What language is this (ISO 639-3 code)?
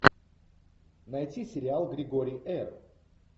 rus